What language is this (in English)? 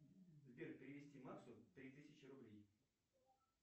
Russian